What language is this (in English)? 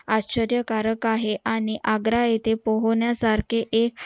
Marathi